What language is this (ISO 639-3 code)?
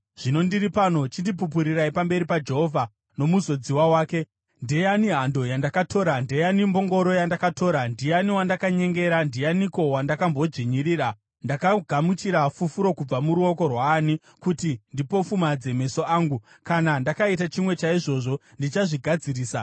sna